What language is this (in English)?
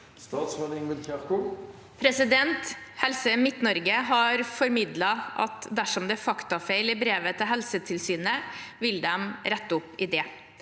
Norwegian